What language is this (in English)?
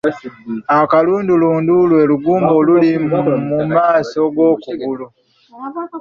Ganda